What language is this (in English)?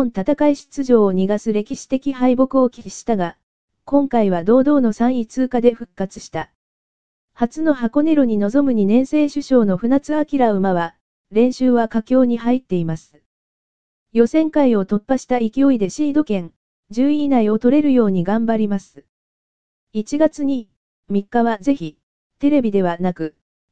Japanese